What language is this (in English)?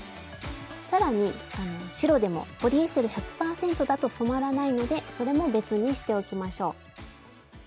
Japanese